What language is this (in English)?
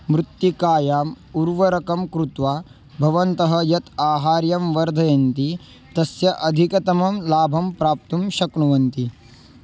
Sanskrit